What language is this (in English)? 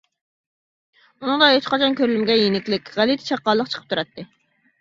Uyghur